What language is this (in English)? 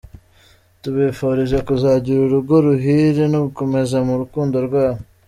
Kinyarwanda